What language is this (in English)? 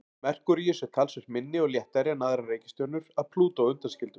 Icelandic